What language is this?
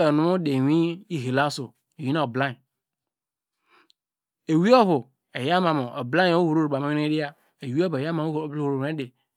Degema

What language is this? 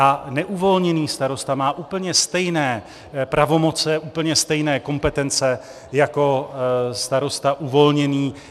Czech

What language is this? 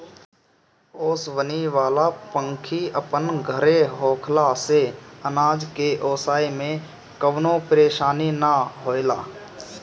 Bhojpuri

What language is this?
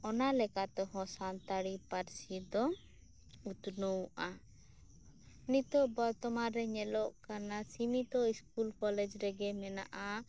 Santali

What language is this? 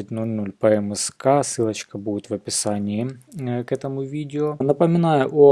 Russian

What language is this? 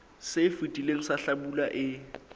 Southern Sotho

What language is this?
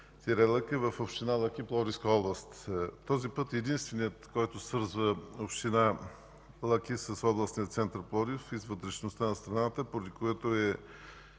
Bulgarian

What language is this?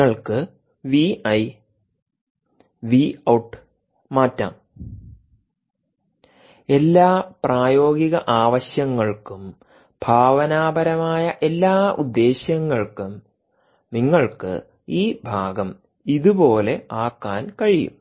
Malayalam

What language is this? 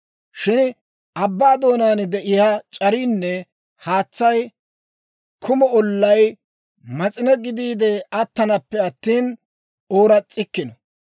Dawro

